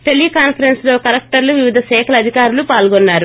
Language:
Telugu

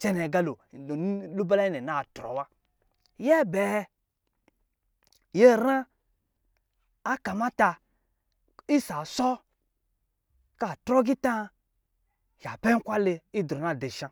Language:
Lijili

